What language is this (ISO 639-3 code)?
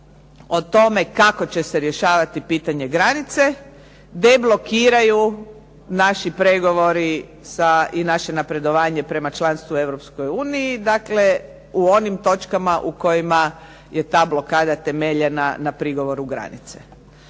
hrv